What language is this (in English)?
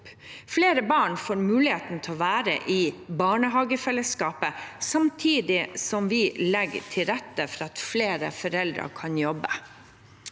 Norwegian